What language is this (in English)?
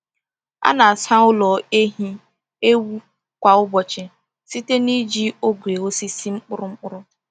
Igbo